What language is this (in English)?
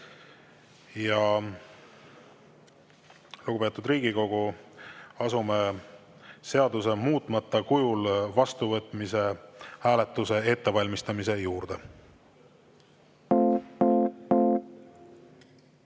Estonian